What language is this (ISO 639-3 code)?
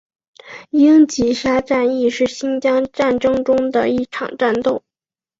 zho